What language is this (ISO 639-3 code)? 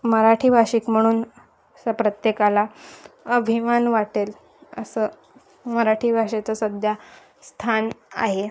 mar